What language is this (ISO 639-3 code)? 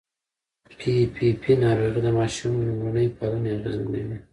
pus